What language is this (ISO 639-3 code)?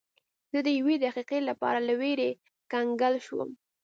pus